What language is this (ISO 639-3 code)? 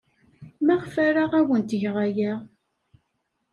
kab